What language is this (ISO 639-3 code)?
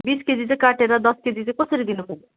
nep